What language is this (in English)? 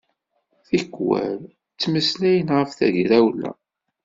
Kabyle